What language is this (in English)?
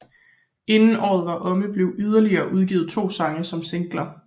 Danish